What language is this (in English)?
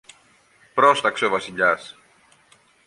Greek